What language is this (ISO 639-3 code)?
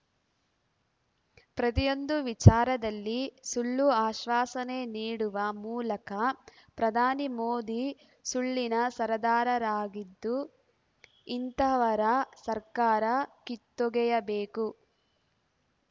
kan